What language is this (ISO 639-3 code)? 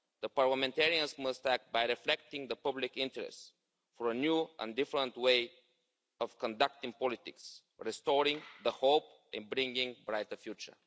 eng